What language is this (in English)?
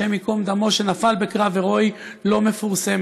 Hebrew